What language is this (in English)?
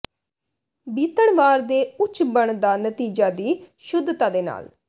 Punjabi